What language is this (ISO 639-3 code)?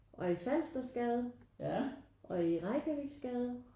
dan